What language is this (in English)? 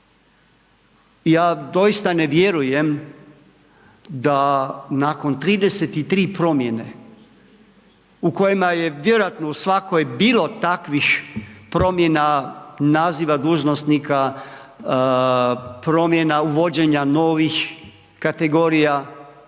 Croatian